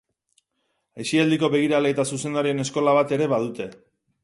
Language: Basque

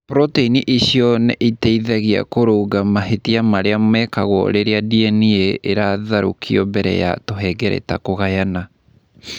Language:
Kikuyu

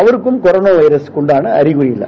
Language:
Tamil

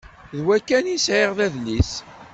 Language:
Kabyle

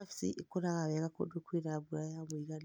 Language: Kikuyu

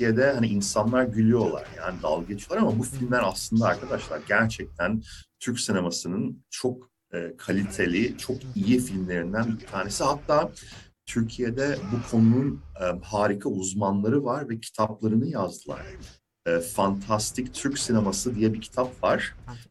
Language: Turkish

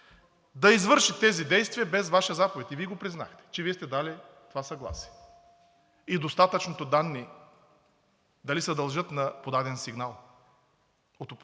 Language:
Bulgarian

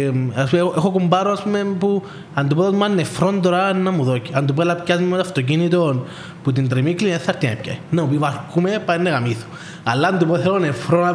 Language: Greek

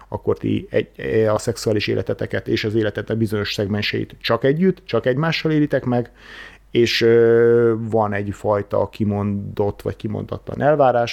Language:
Hungarian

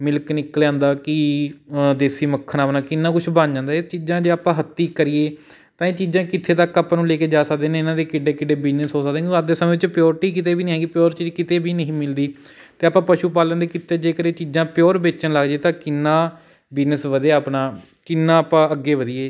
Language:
Punjabi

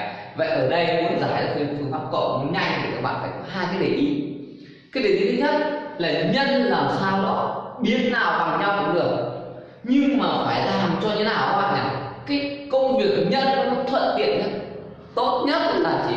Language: Vietnamese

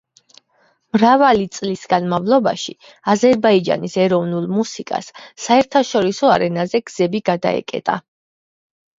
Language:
Georgian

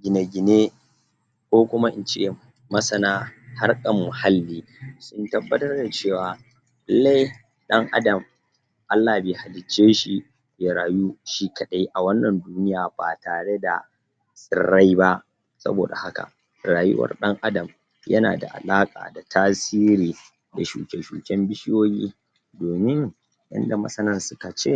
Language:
Hausa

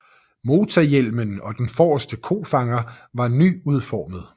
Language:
Danish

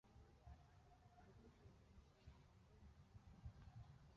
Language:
Kinyarwanda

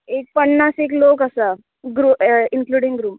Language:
Konkani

